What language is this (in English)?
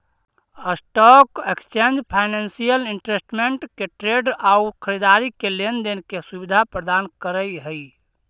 Magahi